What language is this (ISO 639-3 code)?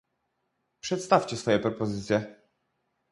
pol